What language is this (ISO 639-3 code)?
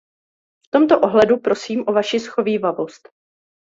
ces